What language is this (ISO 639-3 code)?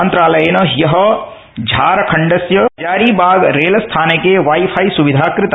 san